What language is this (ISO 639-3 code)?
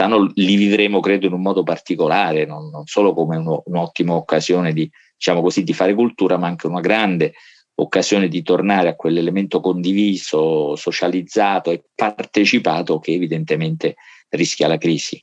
ita